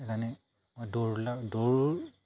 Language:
Assamese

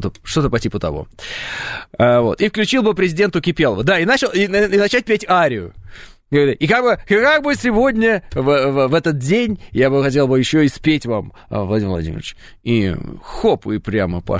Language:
Russian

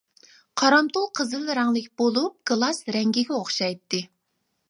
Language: Uyghur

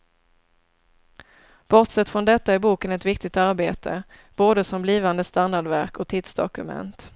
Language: Swedish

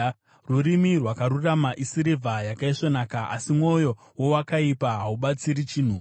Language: Shona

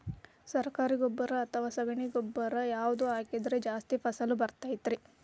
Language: Kannada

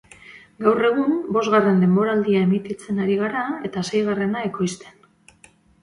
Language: Basque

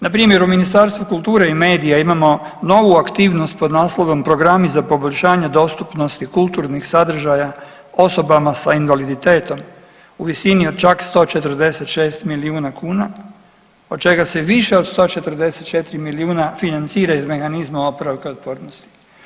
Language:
Croatian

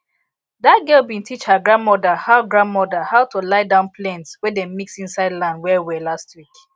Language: Nigerian Pidgin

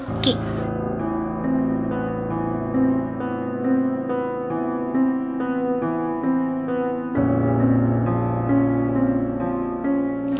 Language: Indonesian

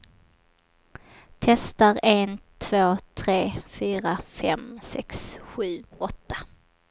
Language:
Swedish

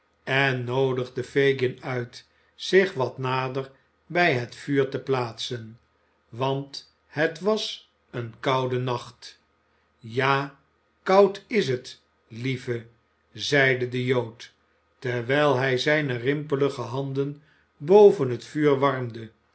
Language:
Dutch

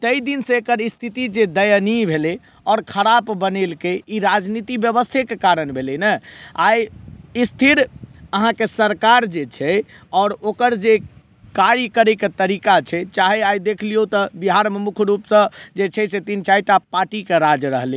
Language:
Maithili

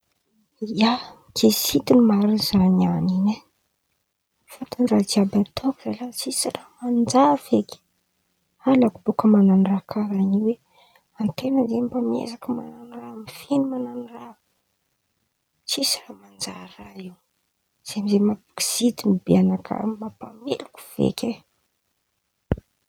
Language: Antankarana Malagasy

